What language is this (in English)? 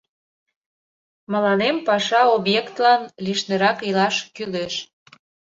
Mari